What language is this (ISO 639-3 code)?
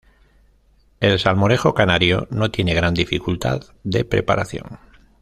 spa